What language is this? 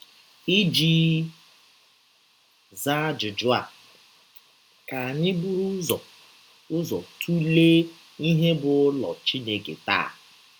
Igbo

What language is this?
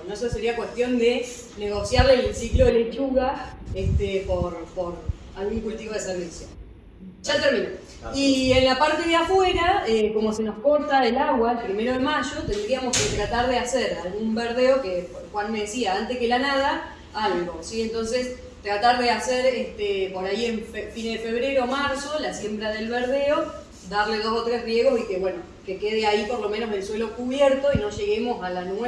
Spanish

